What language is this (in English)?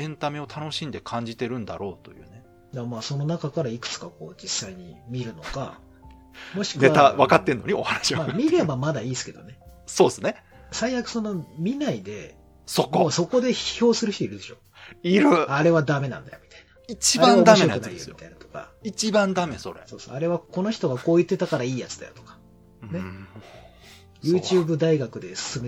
Japanese